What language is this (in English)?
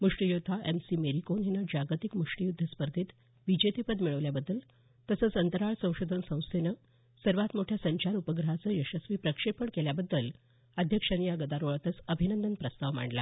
Marathi